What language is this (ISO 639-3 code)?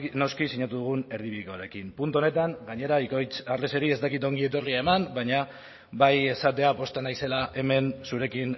eus